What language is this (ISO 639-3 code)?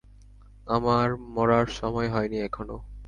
ben